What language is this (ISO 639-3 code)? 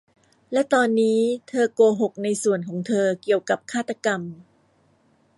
tha